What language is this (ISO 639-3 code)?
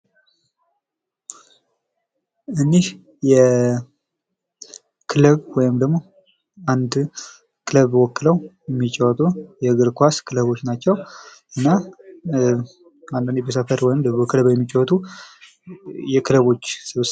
amh